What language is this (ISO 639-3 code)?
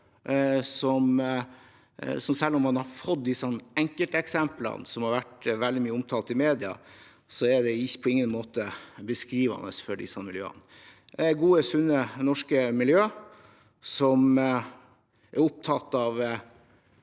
nor